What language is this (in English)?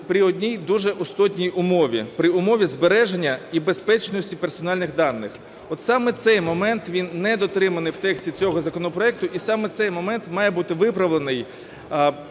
Ukrainian